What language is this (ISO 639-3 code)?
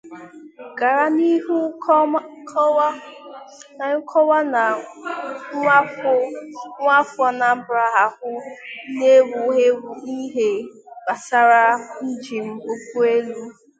ibo